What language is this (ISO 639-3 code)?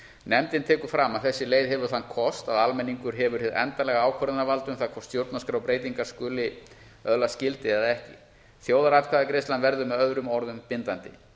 isl